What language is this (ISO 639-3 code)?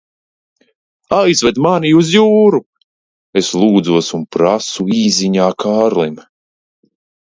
lav